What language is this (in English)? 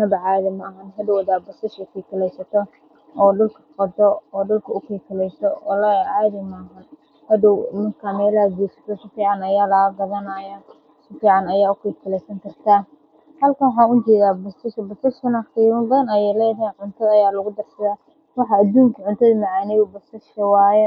Somali